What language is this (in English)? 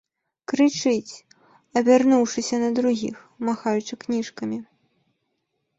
Belarusian